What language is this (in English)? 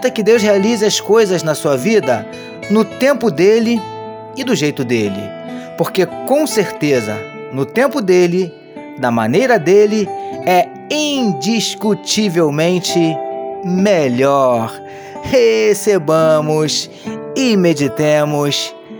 Portuguese